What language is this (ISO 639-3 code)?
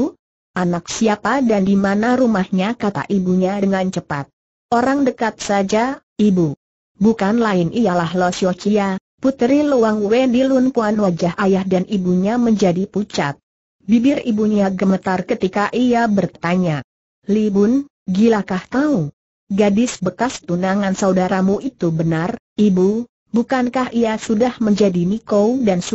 ind